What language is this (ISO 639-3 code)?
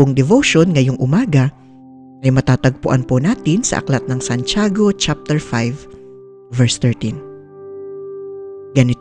fil